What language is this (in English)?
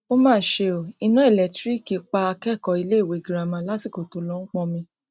Yoruba